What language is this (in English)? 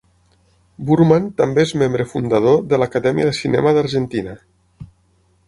Catalan